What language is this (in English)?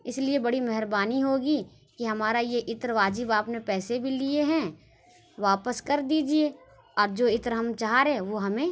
Urdu